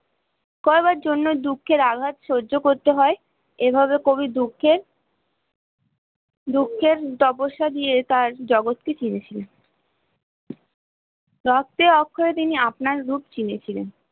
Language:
Bangla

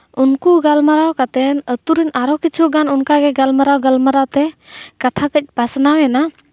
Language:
Santali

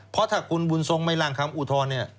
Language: Thai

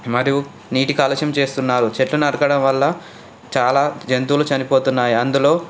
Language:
Telugu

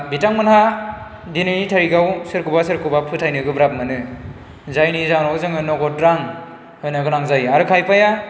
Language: Bodo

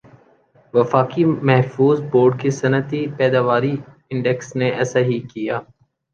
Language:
Urdu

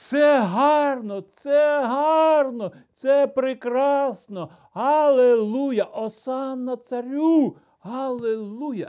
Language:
Ukrainian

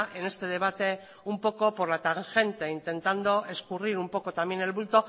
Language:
Spanish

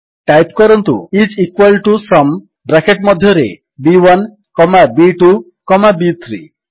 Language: Odia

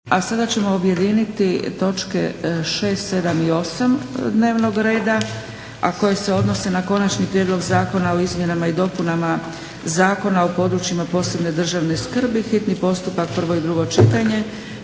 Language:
Croatian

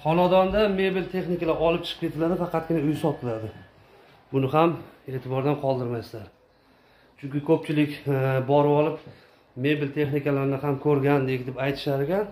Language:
Turkish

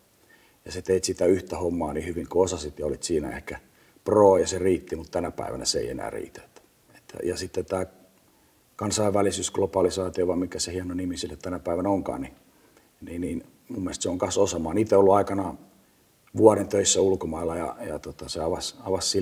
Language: Finnish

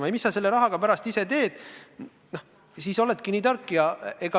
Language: Estonian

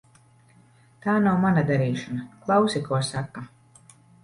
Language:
Latvian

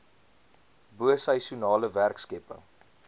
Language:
Afrikaans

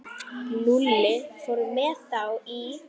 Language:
Icelandic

